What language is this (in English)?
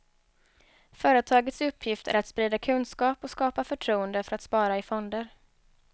Swedish